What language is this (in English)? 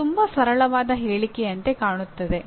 Kannada